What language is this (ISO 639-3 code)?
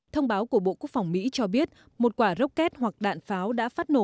vie